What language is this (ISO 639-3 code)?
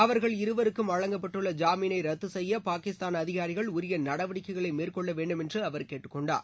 tam